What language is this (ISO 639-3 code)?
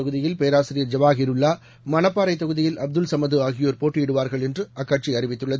tam